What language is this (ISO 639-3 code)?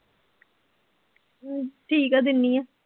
pan